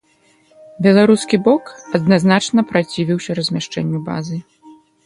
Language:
Belarusian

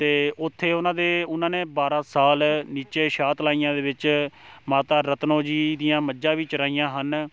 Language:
Punjabi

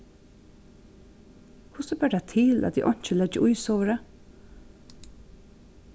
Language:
Faroese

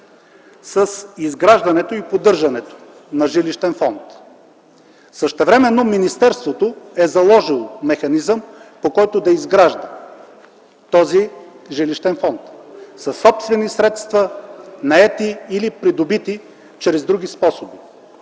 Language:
Bulgarian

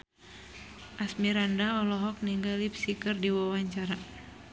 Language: Sundanese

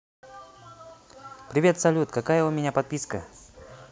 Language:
Russian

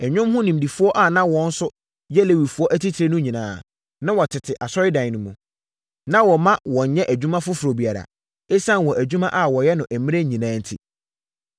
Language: Akan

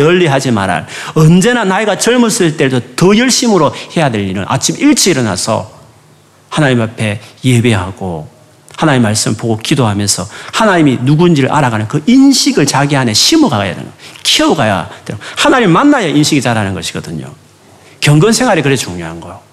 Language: Korean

